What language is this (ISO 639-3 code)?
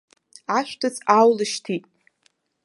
abk